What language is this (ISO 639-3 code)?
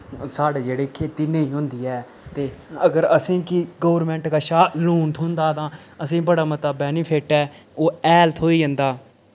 doi